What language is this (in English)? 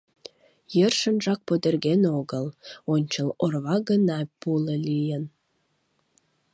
Mari